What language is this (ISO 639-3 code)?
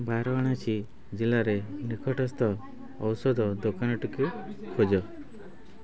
ori